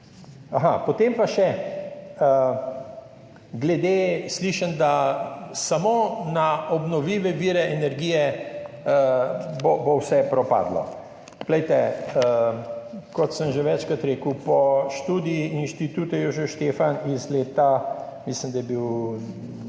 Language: Slovenian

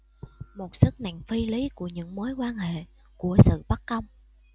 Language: Vietnamese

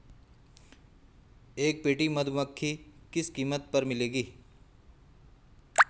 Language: Hindi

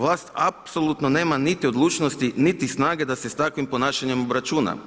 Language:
Croatian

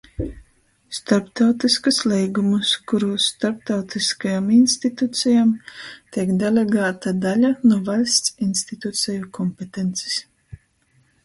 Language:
Latgalian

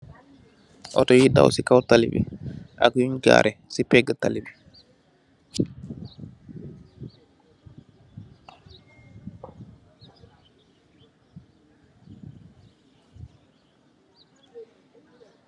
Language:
Wolof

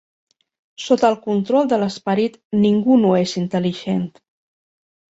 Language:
Catalan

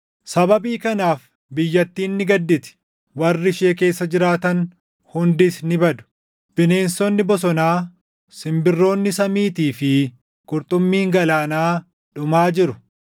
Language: Oromo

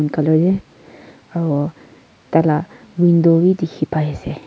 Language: Naga Pidgin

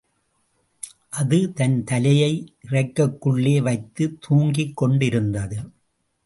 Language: Tamil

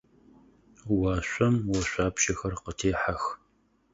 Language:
Adyghe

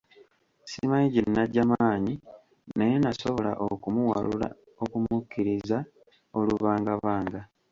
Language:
Ganda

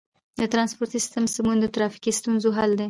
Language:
Pashto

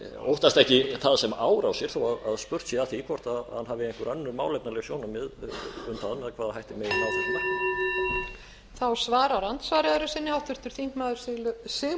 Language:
Icelandic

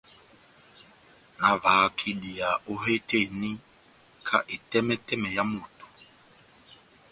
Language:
Batanga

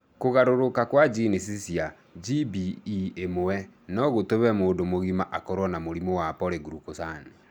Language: Kikuyu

